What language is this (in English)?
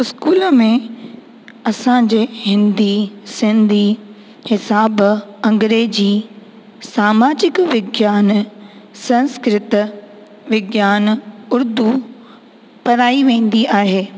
Sindhi